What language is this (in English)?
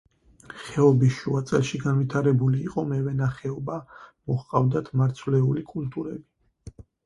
Georgian